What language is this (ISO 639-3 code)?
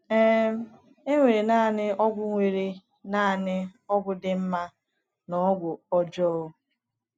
ibo